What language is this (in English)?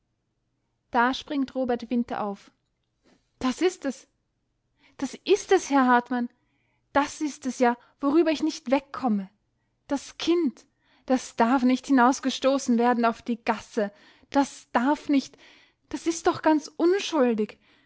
German